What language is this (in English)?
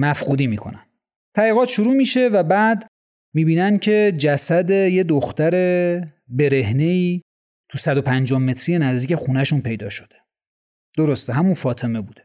Persian